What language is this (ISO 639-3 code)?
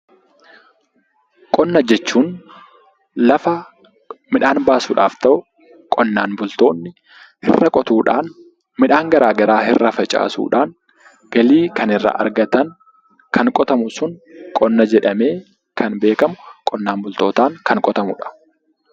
orm